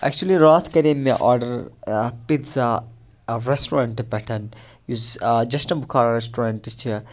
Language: Kashmiri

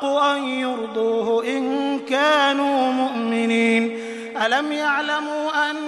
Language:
Arabic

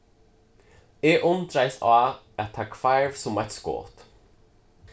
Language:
Faroese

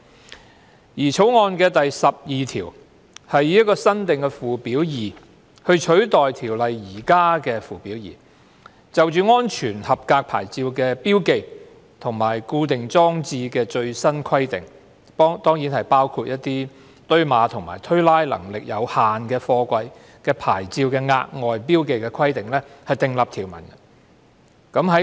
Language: Cantonese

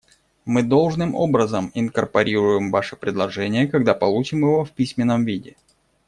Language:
Russian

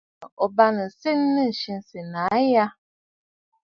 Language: Bafut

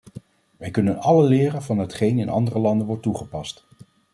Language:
Dutch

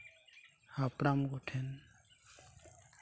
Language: Santali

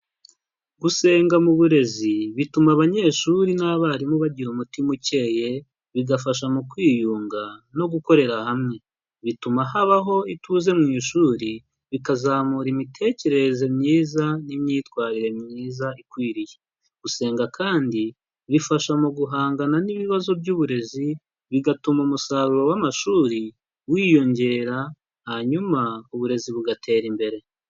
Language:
Kinyarwanda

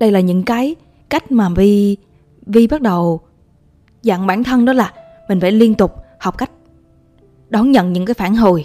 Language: Vietnamese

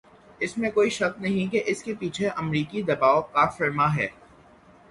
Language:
Urdu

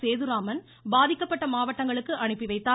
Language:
Tamil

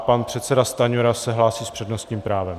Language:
Czech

